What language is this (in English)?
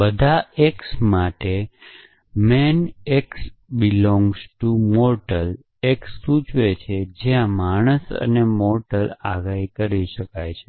Gujarati